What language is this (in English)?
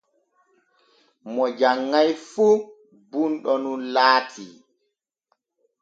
Borgu Fulfulde